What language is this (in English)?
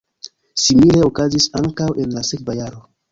Esperanto